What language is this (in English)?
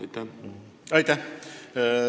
Estonian